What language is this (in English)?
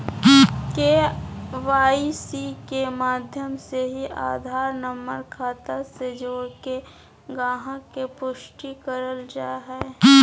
Magahi